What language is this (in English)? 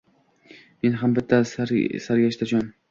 Uzbek